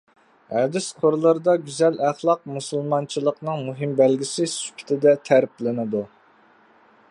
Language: Uyghur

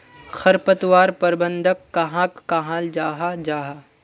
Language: Magahi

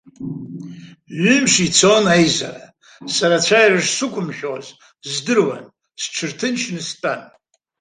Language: Abkhazian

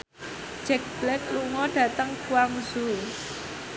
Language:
Javanese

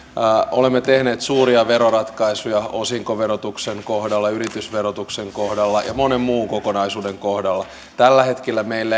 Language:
Finnish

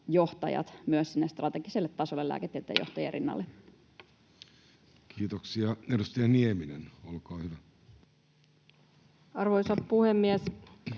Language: Finnish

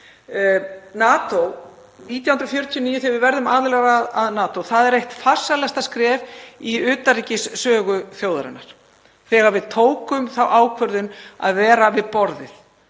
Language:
Icelandic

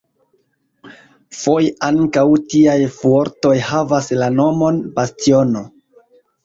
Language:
Esperanto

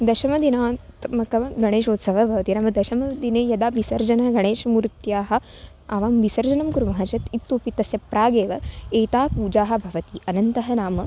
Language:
Sanskrit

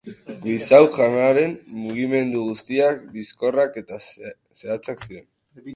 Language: Basque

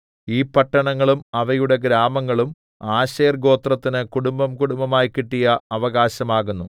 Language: Malayalam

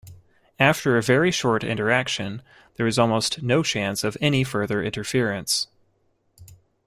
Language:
English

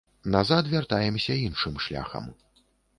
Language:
Belarusian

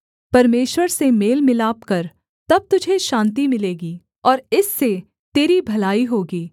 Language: Hindi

